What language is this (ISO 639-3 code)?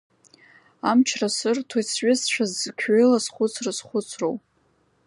abk